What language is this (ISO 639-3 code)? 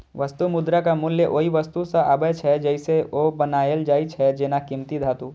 mai